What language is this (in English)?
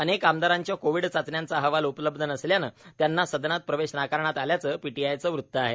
Marathi